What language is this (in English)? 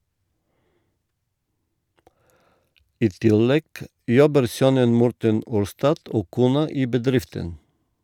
Norwegian